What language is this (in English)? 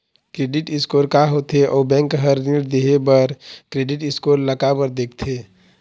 Chhattisgarhi